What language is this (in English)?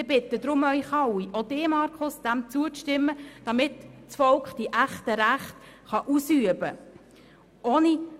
Swiss German